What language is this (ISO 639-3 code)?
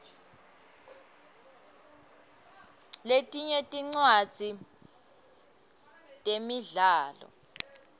ssw